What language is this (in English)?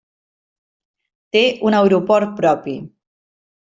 Catalan